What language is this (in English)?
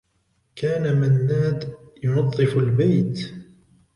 Arabic